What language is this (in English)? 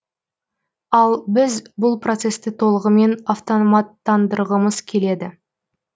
Kazakh